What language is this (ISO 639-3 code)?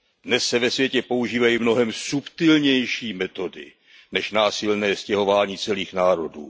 ces